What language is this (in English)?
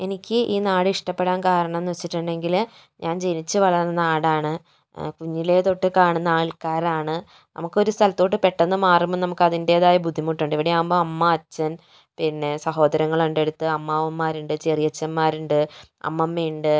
Malayalam